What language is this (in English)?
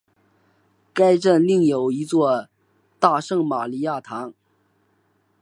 Chinese